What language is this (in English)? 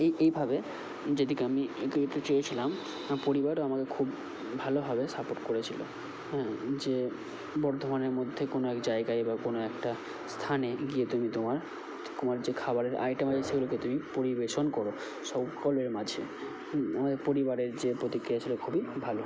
Bangla